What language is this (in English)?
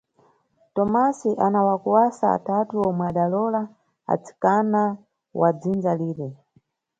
Nyungwe